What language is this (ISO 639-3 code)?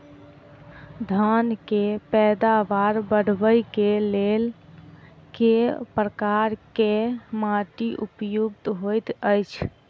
mai